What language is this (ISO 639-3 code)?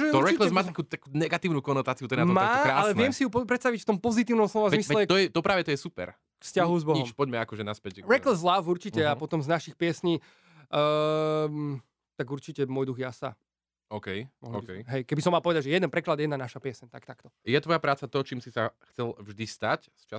slk